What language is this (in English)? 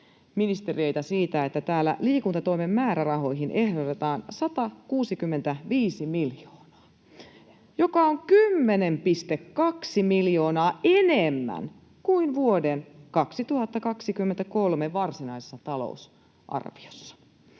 Finnish